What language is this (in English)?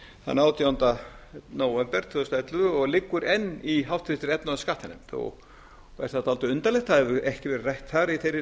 Icelandic